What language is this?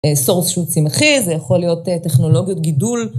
Hebrew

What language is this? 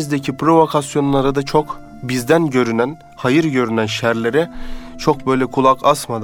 Turkish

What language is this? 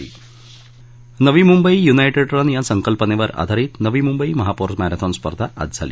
Marathi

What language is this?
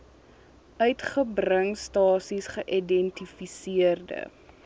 Afrikaans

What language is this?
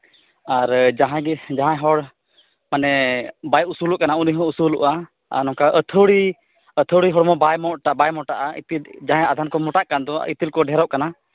Santali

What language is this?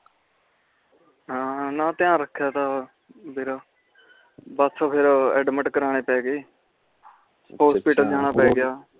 Punjabi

